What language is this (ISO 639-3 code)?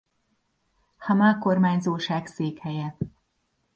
hun